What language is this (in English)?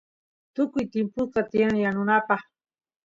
Santiago del Estero Quichua